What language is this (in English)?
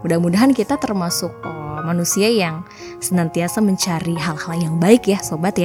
Indonesian